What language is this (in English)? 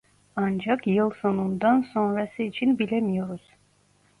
Turkish